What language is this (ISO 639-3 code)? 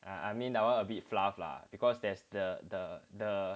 eng